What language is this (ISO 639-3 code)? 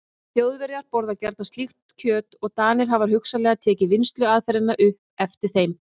isl